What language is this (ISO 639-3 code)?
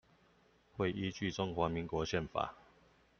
zho